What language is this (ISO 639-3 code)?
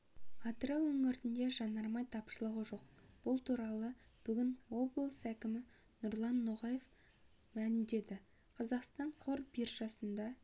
kaz